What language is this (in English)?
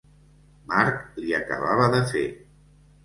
Catalan